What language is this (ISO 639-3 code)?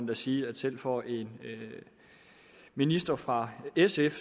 dan